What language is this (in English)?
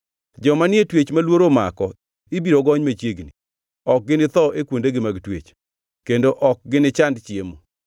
Luo (Kenya and Tanzania)